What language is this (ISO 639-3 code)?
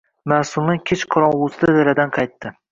uzb